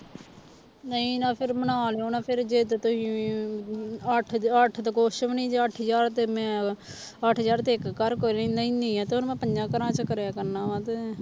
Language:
Punjabi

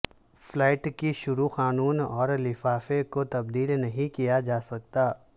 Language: Urdu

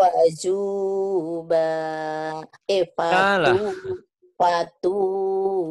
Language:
Indonesian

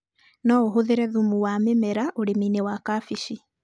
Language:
Kikuyu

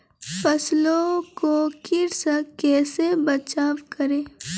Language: Maithili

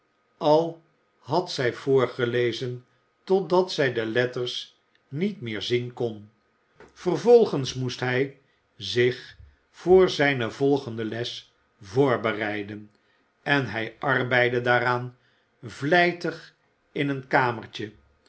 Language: Dutch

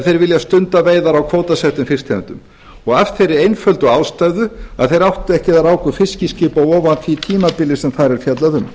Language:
Icelandic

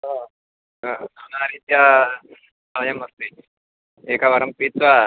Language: Sanskrit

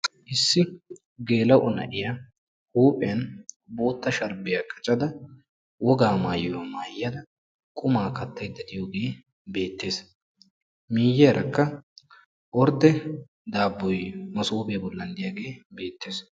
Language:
Wolaytta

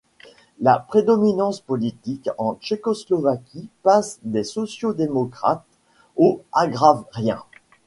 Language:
French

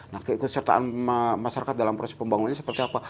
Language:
Indonesian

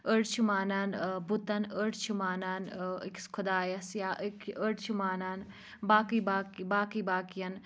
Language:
Kashmiri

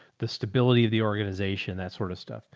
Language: English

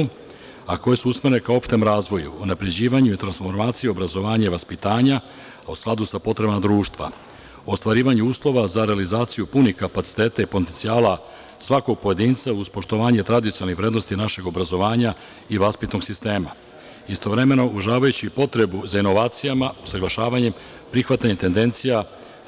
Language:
Serbian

